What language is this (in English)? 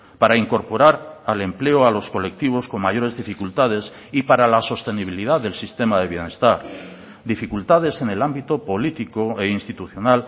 Spanish